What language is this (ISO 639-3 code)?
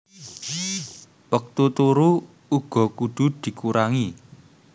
jav